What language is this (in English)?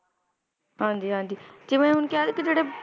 Punjabi